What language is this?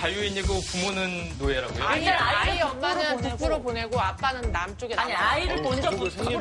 Korean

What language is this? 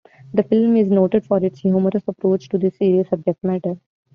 English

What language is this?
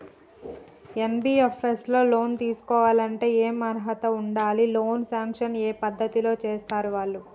Telugu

